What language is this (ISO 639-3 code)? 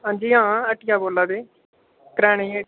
doi